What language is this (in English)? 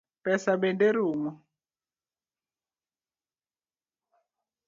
Luo (Kenya and Tanzania)